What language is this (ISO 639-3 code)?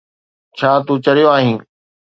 snd